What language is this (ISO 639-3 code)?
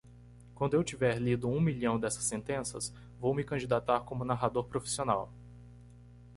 por